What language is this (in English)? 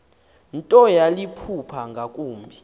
Xhosa